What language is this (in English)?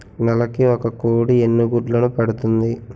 Telugu